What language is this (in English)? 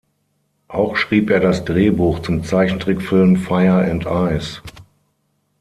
German